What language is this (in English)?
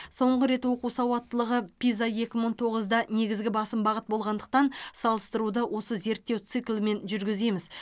Kazakh